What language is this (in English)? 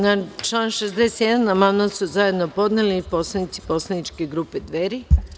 Serbian